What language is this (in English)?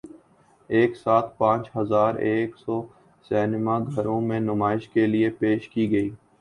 Urdu